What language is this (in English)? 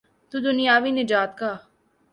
Urdu